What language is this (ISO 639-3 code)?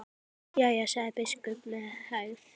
isl